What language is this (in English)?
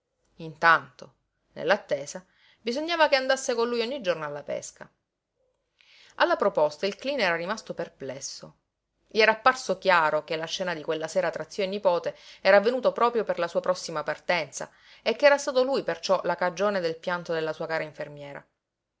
Italian